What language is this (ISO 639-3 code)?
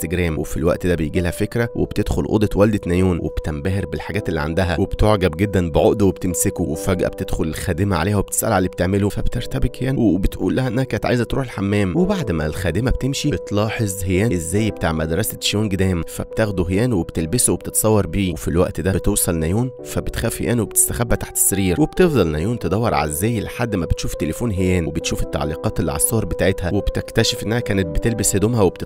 ara